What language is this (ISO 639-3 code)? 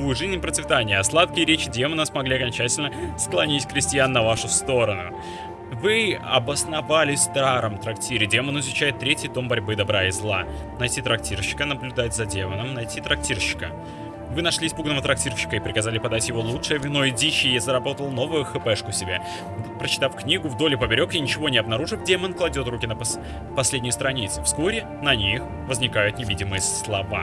rus